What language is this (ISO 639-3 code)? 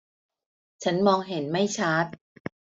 tha